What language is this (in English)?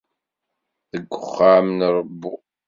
Kabyle